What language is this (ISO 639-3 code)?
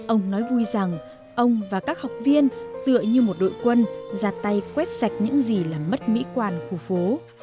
vie